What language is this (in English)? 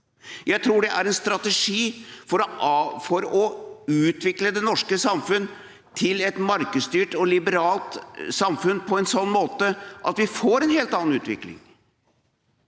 Norwegian